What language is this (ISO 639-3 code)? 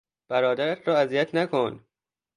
fas